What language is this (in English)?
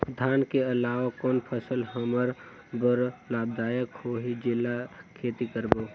Chhattisgarhi